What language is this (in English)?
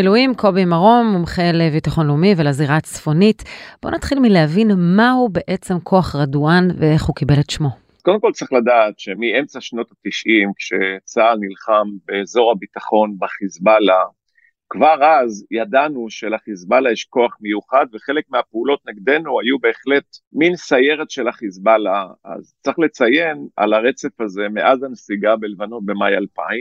Hebrew